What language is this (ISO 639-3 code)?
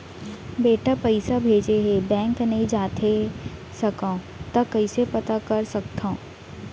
hne